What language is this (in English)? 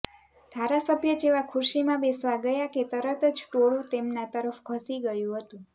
Gujarati